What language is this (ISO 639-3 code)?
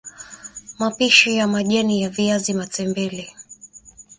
swa